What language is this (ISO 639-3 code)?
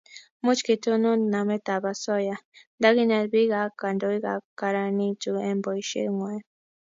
kln